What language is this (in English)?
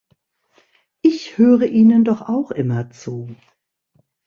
German